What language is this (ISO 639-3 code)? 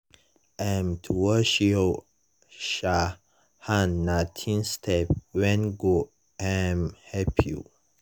pcm